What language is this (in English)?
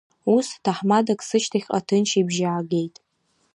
Abkhazian